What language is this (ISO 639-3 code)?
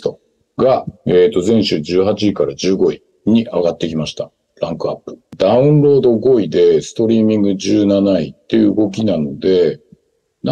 jpn